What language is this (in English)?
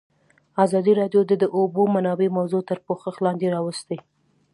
Pashto